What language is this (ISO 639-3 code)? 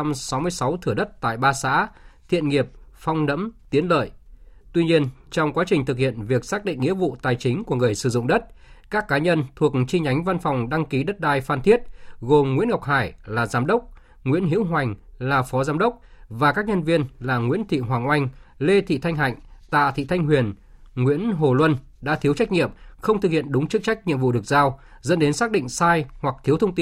vie